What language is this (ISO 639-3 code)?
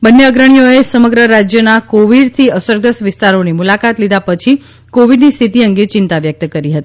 guj